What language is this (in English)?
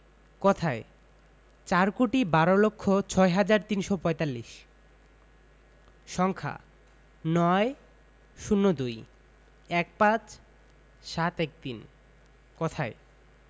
Bangla